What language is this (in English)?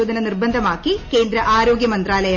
Malayalam